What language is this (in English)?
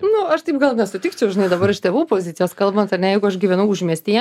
Lithuanian